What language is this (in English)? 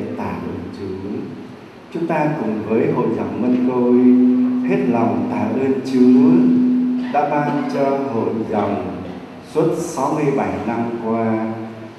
Vietnamese